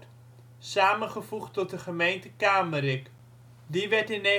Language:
Dutch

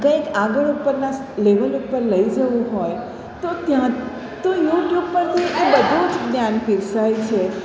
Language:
Gujarati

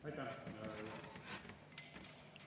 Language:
Estonian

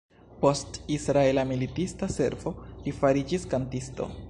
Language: Esperanto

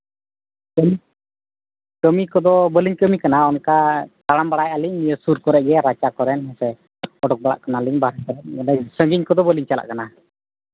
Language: Santali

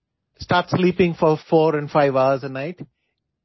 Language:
Assamese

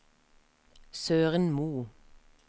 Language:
Norwegian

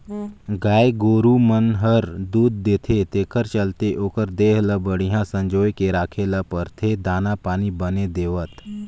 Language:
Chhattisgarhi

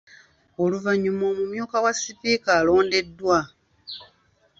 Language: Ganda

